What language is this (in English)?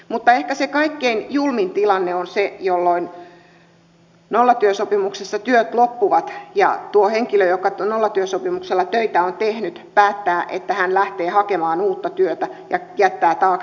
Finnish